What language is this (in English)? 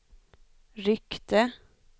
Swedish